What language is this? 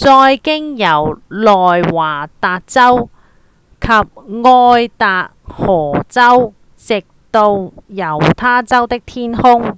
Cantonese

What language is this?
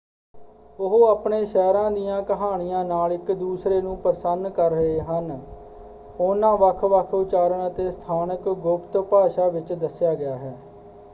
Punjabi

